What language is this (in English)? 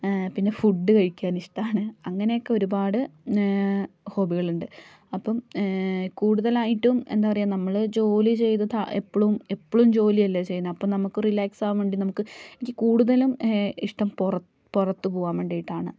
Malayalam